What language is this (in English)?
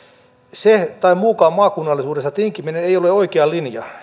Finnish